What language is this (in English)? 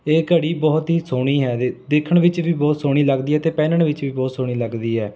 Punjabi